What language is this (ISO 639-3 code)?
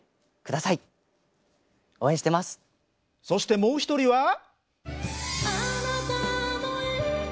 jpn